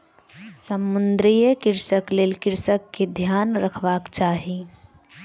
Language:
Maithili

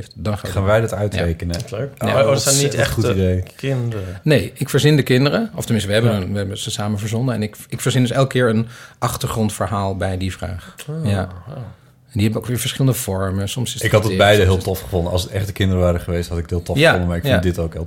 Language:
Dutch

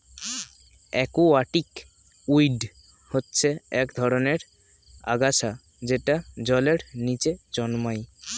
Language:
Bangla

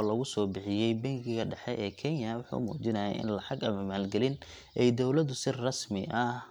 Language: Somali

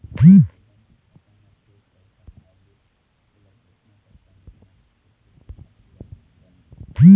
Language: Chhattisgarhi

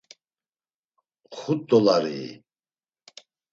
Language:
Laz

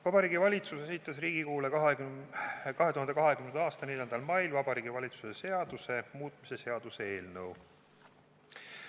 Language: Estonian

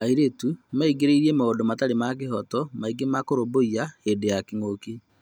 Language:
Kikuyu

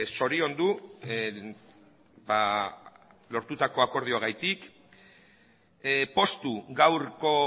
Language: Basque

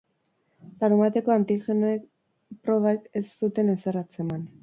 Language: Basque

